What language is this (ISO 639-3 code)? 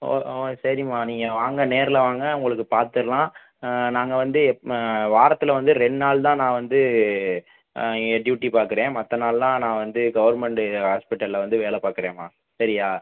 tam